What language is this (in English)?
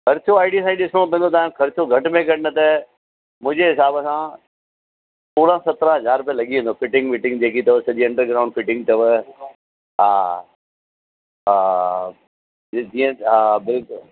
Sindhi